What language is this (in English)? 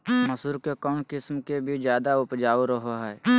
Magahi